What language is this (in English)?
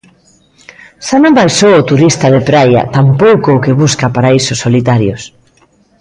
Galician